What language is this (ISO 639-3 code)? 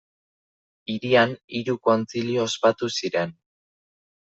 eus